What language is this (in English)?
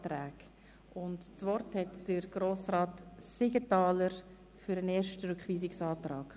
Swiss German